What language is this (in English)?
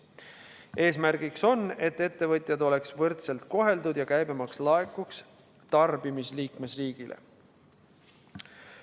Estonian